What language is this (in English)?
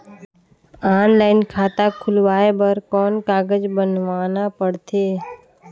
Chhattisgarhi